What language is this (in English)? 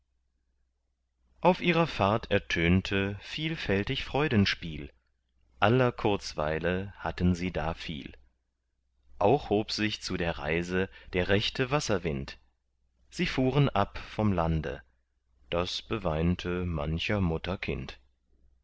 German